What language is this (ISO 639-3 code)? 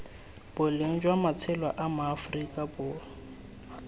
tsn